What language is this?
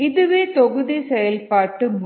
Tamil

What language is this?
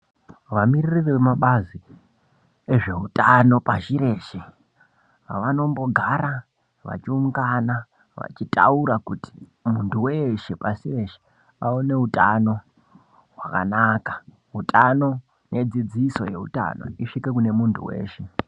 Ndau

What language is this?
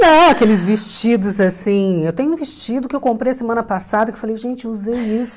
Portuguese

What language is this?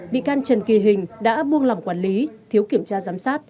Vietnamese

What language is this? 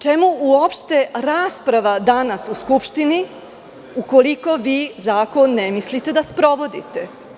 Serbian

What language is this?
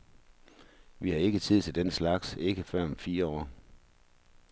Danish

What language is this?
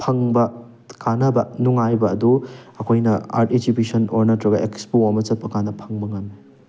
Manipuri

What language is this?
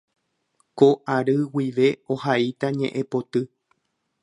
Guarani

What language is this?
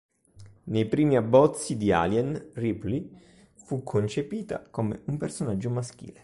Italian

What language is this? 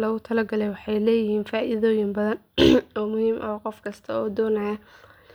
Somali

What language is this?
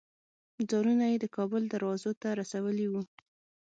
Pashto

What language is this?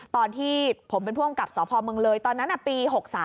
Thai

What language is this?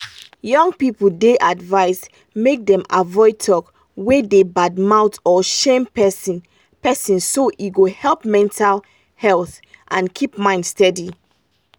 Nigerian Pidgin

